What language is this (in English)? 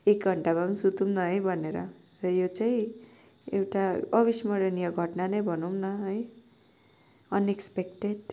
Nepali